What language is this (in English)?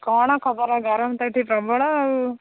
Odia